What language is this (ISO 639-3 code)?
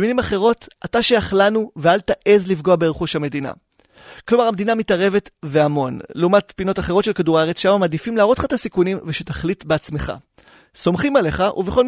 heb